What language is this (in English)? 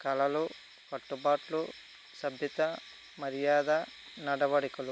Telugu